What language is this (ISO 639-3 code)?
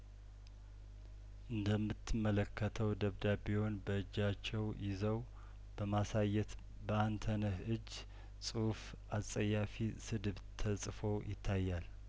amh